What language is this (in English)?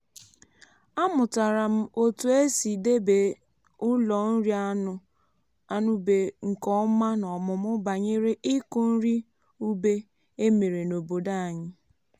Igbo